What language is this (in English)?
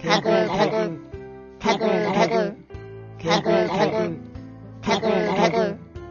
Korean